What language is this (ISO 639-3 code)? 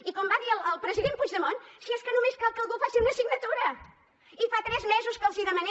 cat